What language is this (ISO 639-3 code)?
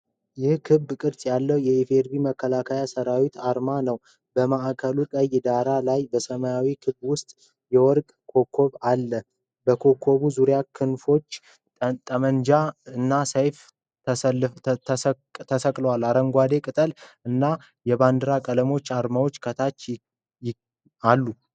amh